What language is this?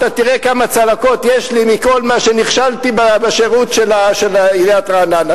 Hebrew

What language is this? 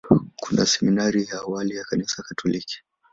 Swahili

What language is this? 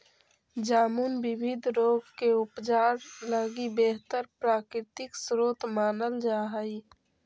Magahi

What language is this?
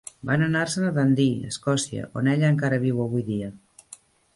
Catalan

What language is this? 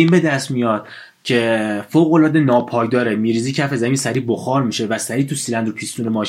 Persian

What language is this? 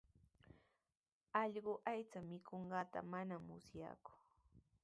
Sihuas Ancash Quechua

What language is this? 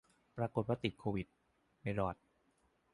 Thai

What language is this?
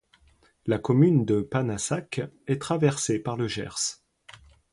French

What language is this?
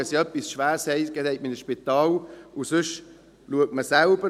Swiss German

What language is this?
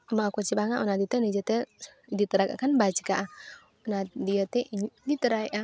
Santali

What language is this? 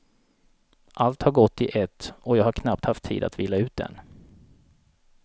Swedish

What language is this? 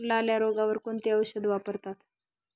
Marathi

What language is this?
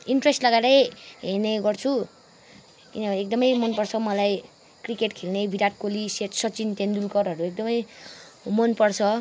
Nepali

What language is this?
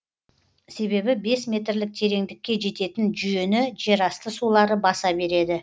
Kazakh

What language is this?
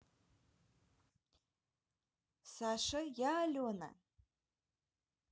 Russian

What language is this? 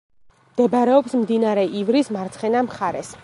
Georgian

